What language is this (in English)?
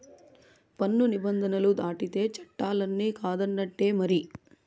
Telugu